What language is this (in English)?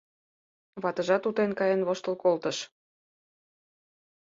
Mari